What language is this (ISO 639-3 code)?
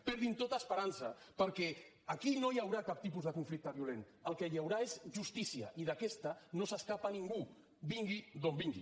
cat